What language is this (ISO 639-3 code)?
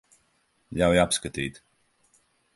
lav